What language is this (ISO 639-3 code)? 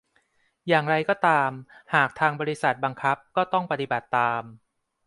tha